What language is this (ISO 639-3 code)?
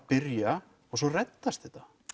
isl